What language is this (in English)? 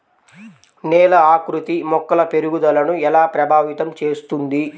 Telugu